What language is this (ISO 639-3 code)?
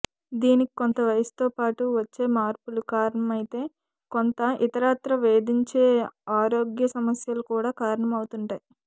tel